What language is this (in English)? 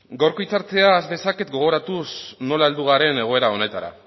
Basque